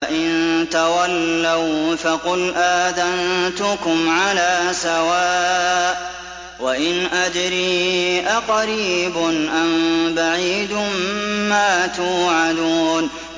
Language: Arabic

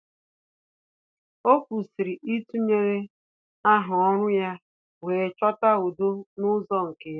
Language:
Igbo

